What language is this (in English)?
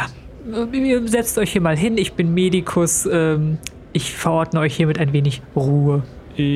German